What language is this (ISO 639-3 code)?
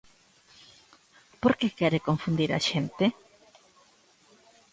glg